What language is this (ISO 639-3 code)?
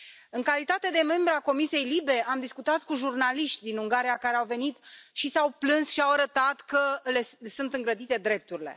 ron